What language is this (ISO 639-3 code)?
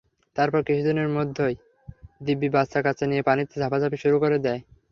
ben